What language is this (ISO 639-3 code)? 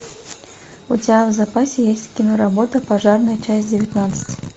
rus